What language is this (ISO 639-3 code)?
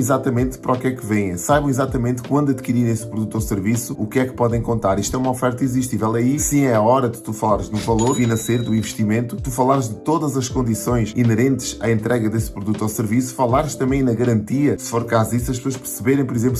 por